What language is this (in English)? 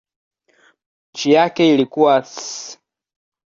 Swahili